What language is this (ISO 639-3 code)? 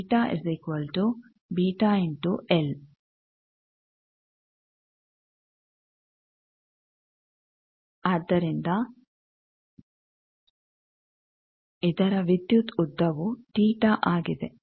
kan